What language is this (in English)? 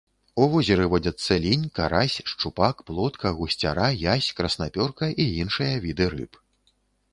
Belarusian